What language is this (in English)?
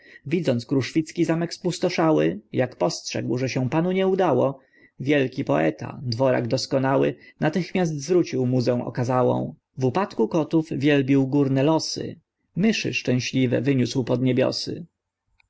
Polish